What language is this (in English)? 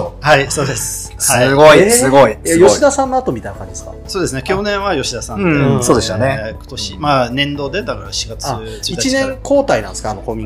Japanese